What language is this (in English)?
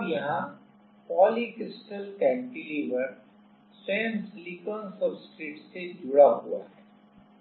Hindi